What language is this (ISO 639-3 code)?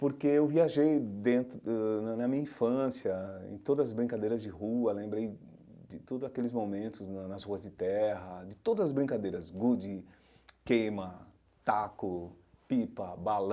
por